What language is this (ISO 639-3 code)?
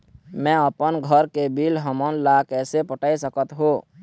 hne